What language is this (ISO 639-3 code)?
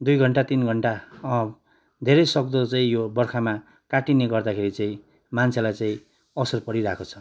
nep